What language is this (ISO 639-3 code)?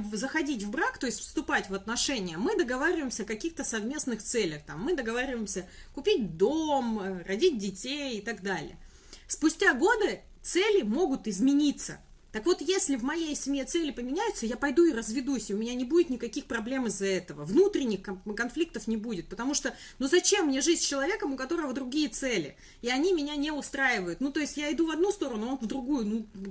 rus